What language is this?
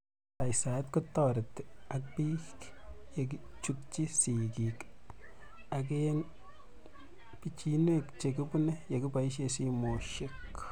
Kalenjin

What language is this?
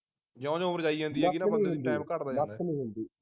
Punjabi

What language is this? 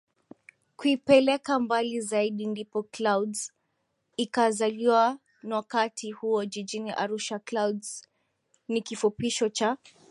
Swahili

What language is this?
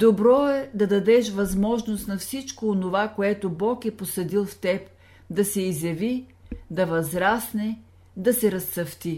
Bulgarian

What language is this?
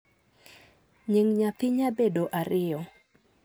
Luo (Kenya and Tanzania)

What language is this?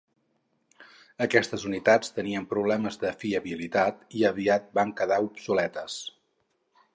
Catalan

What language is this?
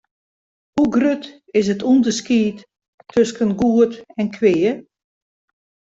Western Frisian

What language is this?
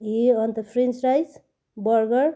Nepali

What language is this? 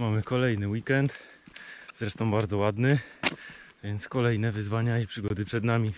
Polish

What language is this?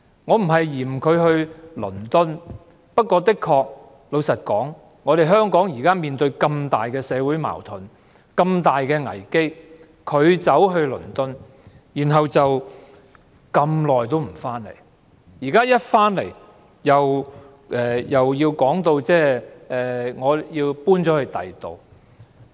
Cantonese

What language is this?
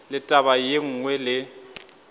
Northern Sotho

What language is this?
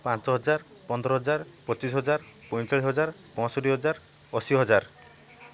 Odia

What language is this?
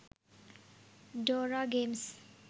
Sinhala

